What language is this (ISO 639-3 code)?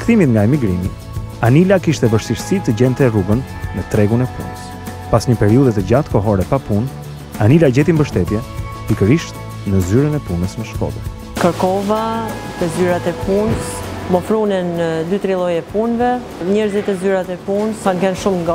nld